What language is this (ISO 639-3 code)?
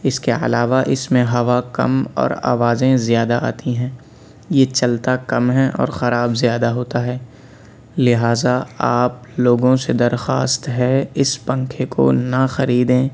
urd